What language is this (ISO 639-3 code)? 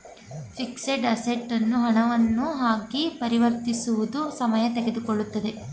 kan